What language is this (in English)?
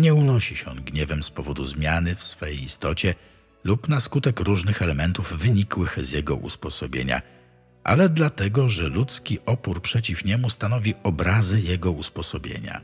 Polish